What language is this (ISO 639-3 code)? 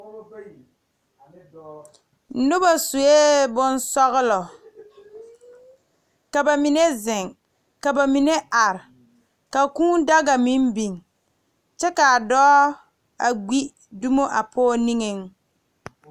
dga